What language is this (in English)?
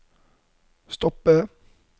Norwegian